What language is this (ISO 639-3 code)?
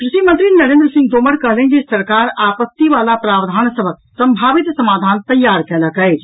mai